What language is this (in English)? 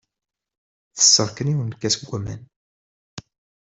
Kabyle